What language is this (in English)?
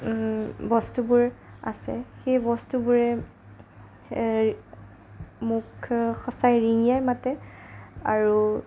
Assamese